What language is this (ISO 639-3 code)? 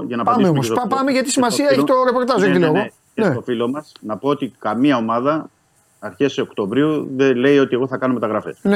ell